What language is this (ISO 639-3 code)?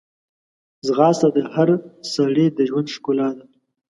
pus